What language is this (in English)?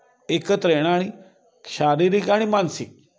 Marathi